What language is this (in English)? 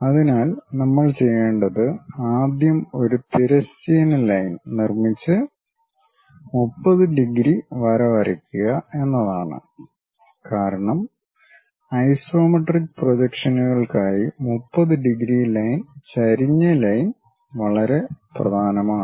Malayalam